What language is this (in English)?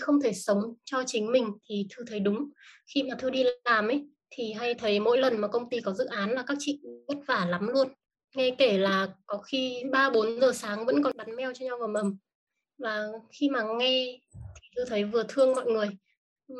Vietnamese